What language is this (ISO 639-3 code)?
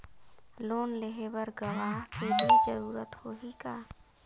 hne